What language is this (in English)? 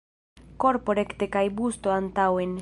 Esperanto